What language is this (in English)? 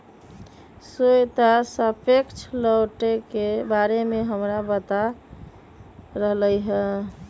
Magahi